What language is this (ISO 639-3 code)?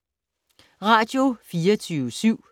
dan